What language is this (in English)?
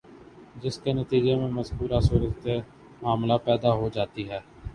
Urdu